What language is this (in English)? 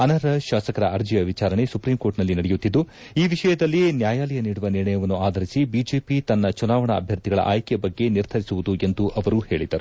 Kannada